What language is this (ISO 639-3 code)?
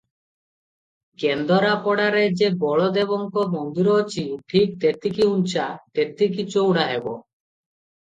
ori